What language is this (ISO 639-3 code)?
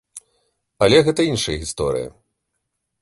bel